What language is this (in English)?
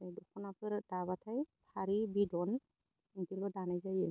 Bodo